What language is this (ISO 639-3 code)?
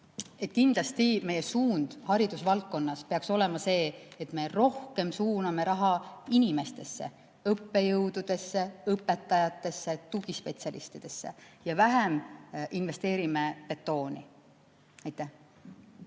est